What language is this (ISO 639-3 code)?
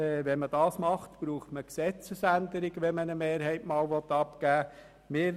gsw